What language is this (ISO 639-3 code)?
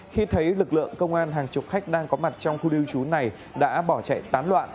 vie